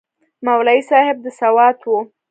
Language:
Pashto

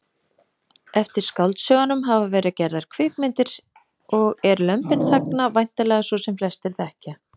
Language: Icelandic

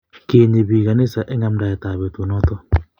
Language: Kalenjin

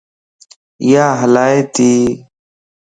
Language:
Lasi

